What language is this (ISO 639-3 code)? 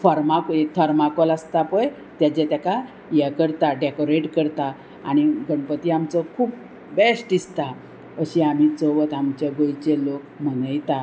kok